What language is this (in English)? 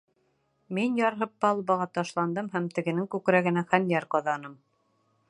Bashkir